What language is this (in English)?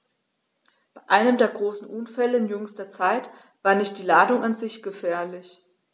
German